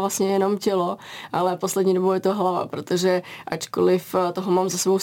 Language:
Czech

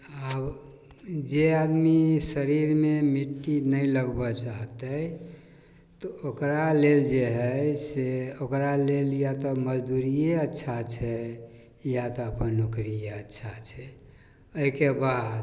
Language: Maithili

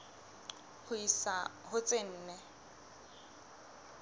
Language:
Southern Sotho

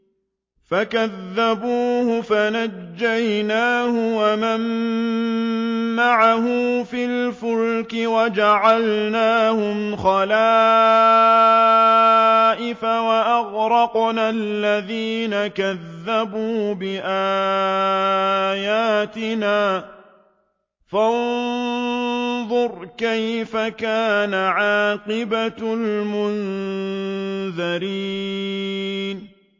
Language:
Arabic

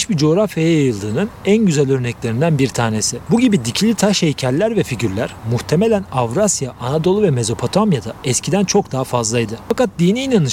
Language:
Turkish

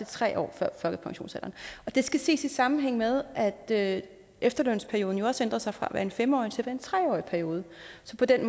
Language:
Danish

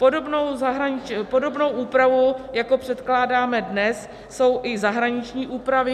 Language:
Czech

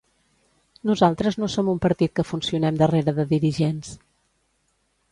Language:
Catalan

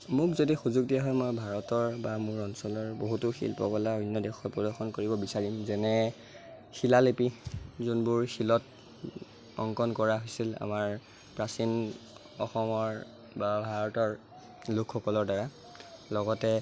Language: Assamese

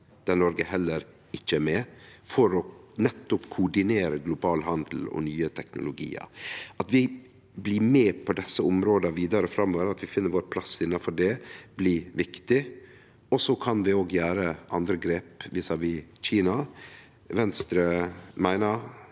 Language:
Norwegian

